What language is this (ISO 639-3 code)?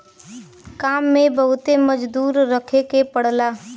bho